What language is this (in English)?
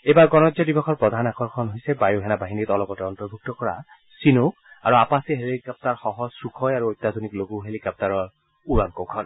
Assamese